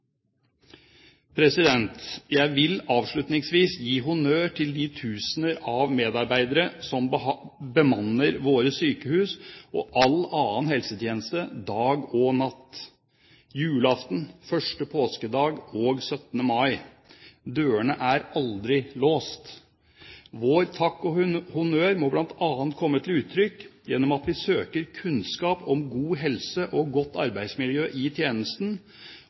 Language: Norwegian Bokmål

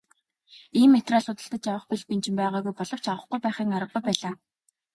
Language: Mongolian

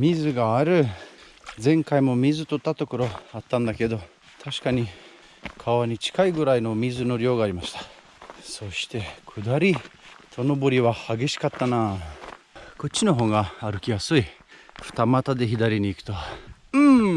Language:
Japanese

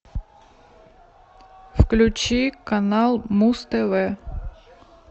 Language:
Russian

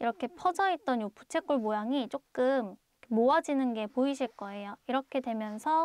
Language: Korean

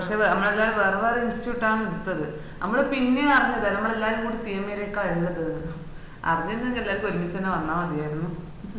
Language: Malayalam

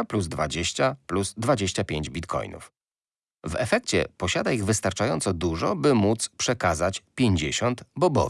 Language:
Polish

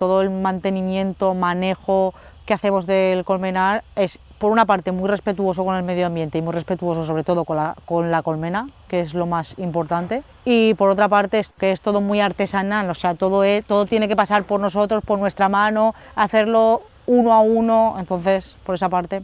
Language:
Spanish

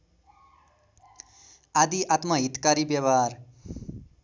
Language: Nepali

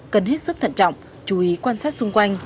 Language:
Vietnamese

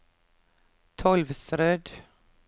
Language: Norwegian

